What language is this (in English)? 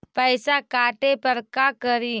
Magahi